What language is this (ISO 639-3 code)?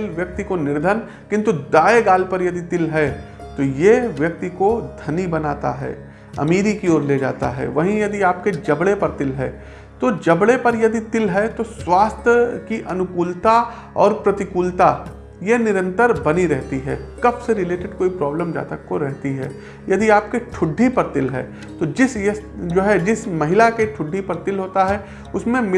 hin